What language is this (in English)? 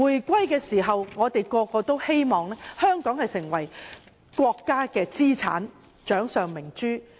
Cantonese